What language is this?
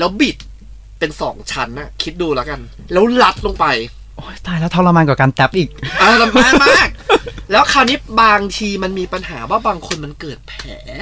Thai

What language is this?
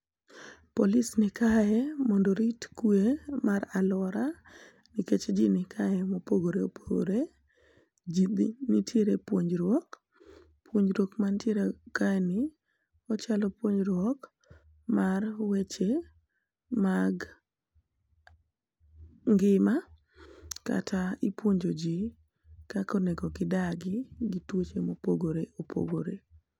Luo (Kenya and Tanzania)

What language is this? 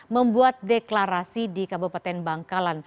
Indonesian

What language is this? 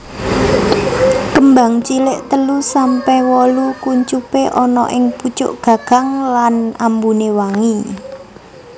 Javanese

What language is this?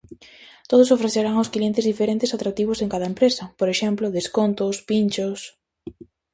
Galician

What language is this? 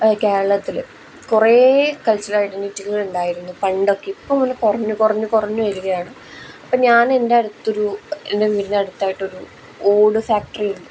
Malayalam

